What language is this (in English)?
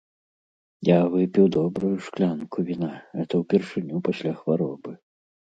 Belarusian